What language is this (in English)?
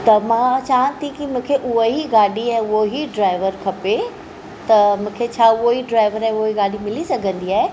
Sindhi